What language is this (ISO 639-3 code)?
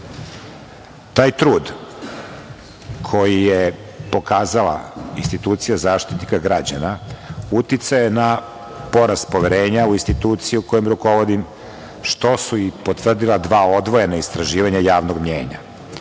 srp